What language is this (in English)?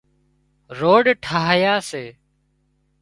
Wadiyara Koli